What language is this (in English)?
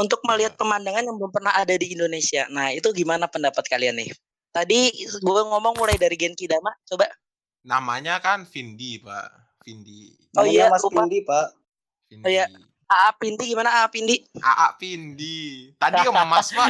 Indonesian